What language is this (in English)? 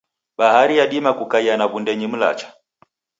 Taita